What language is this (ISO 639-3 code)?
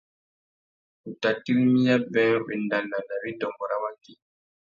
bag